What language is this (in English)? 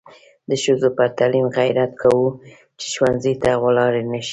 Pashto